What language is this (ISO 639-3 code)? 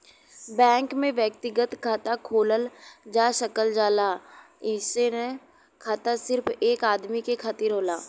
bho